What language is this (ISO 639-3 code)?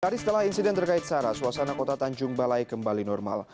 ind